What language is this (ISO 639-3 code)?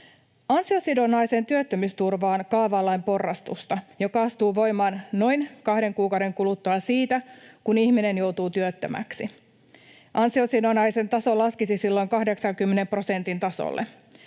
fin